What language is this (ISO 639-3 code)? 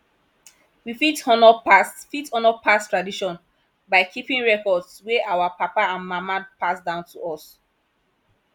pcm